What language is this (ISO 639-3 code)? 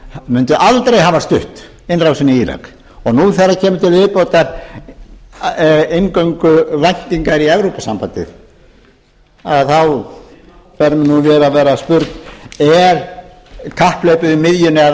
isl